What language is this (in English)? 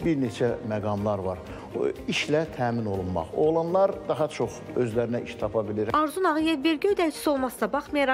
Turkish